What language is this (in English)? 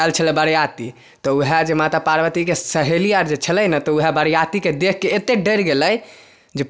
Maithili